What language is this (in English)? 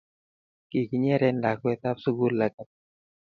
Kalenjin